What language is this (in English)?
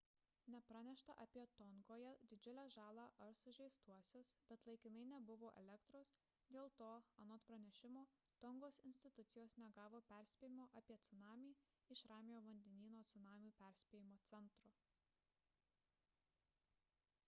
Lithuanian